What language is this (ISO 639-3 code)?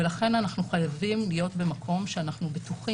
heb